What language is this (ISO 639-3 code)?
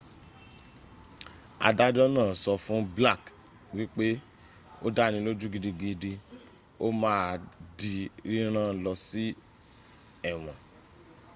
yor